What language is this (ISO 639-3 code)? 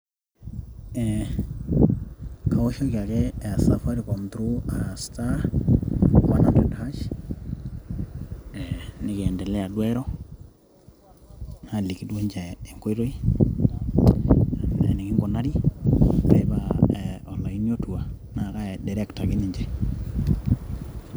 mas